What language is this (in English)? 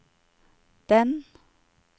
Norwegian